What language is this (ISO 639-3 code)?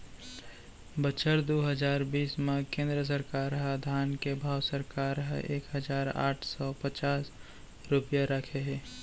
hne